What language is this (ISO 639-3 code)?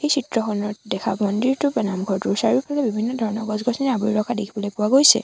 asm